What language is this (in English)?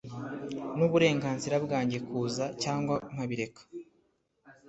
Kinyarwanda